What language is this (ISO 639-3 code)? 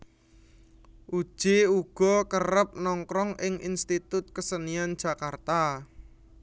jav